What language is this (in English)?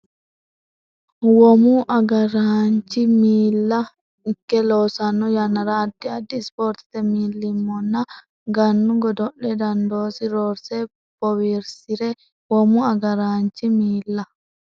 Sidamo